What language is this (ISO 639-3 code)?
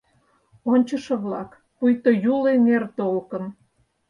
chm